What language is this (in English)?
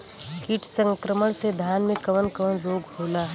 Bhojpuri